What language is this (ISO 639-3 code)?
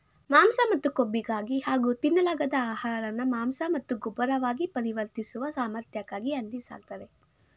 kan